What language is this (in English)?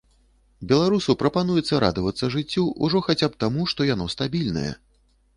Belarusian